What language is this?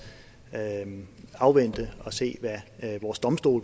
Danish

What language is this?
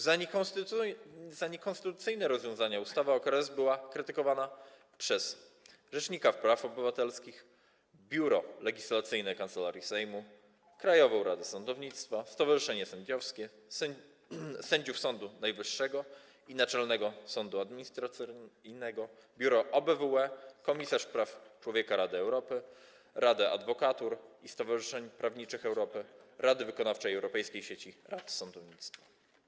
Polish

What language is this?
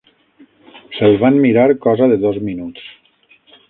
Catalan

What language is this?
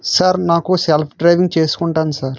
Telugu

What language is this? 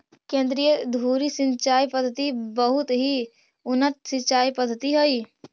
Magahi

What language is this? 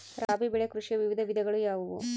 Kannada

